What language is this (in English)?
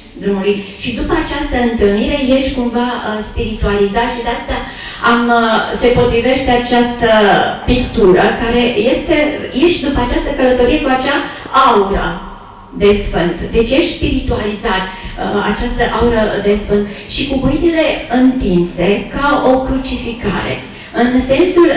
Romanian